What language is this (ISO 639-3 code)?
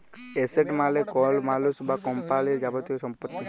ben